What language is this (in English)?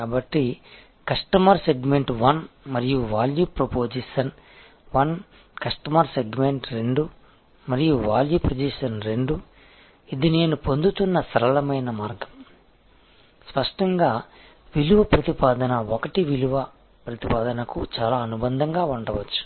Telugu